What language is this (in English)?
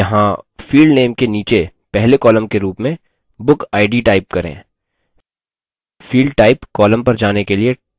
Hindi